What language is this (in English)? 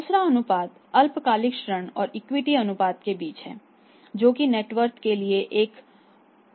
Hindi